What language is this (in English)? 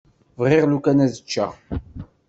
Kabyle